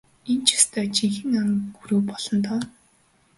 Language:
Mongolian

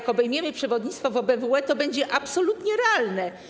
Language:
Polish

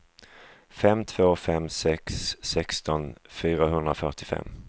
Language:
Swedish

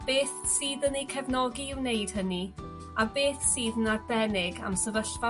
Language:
Welsh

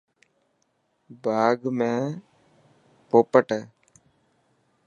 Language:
Dhatki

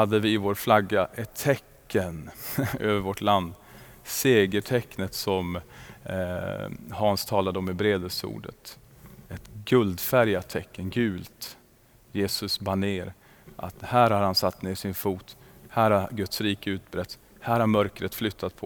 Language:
Swedish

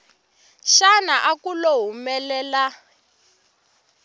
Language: Tsonga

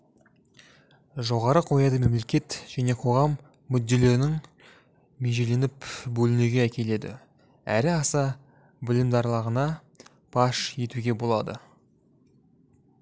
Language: Kazakh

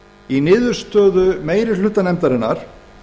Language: Icelandic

